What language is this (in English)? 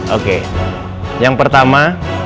Indonesian